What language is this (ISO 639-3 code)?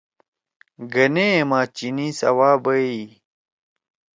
trw